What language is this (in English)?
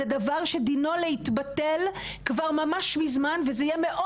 Hebrew